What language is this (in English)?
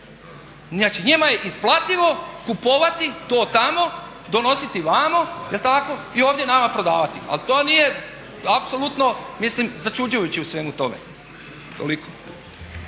Croatian